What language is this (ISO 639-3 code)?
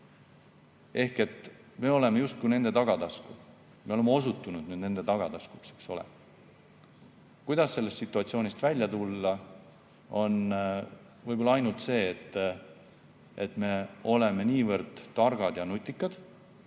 est